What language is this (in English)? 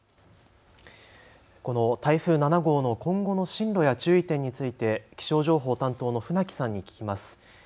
Japanese